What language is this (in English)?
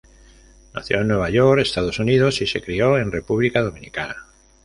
Spanish